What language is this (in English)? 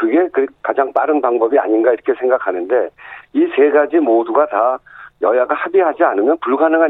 Korean